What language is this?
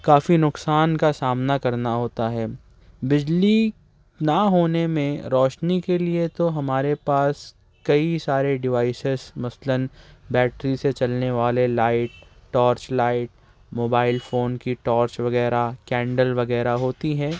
Urdu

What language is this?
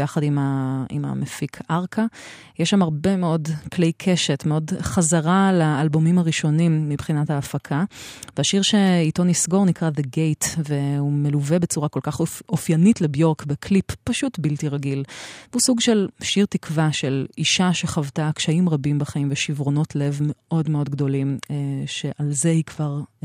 Hebrew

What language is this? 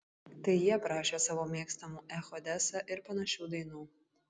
Lithuanian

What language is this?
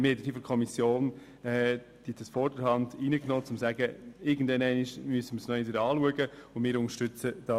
Swiss German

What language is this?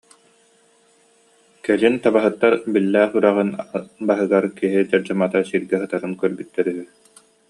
Yakut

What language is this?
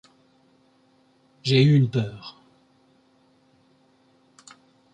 French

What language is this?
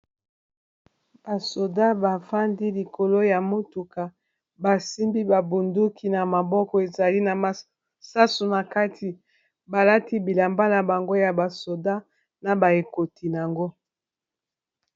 Lingala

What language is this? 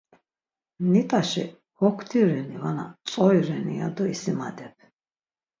Laz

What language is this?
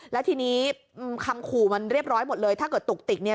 Thai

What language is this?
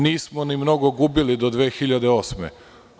Serbian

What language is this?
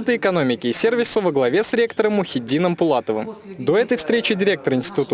Russian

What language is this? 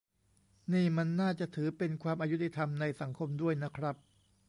Thai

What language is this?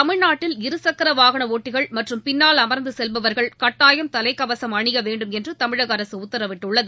Tamil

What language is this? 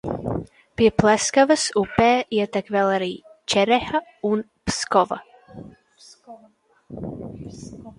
Latvian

